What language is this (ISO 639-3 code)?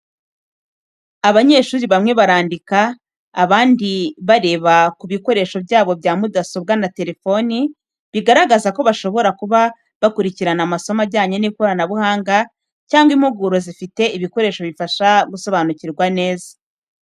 kin